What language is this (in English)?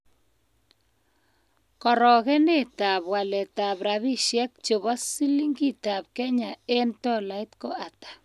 Kalenjin